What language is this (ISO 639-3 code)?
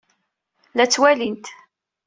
kab